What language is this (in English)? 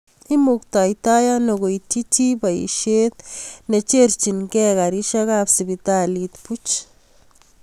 Kalenjin